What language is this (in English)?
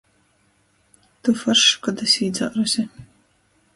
Latgalian